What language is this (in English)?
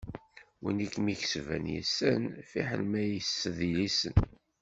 Kabyle